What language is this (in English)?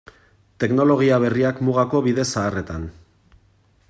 Basque